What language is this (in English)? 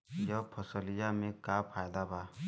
Bhojpuri